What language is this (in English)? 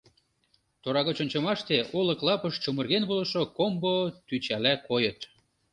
Mari